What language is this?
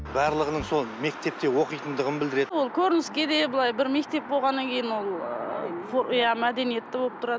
Kazakh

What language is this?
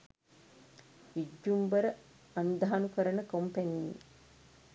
Sinhala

